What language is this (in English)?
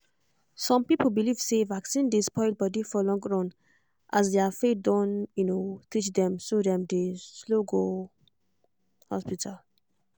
Nigerian Pidgin